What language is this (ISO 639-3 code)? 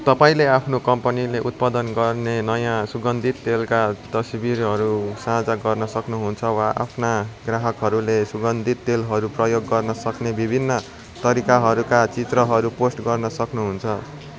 nep